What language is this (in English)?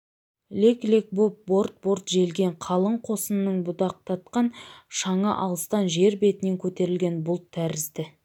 Kazakh